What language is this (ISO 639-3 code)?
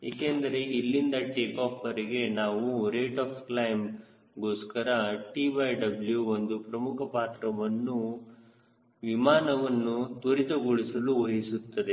kan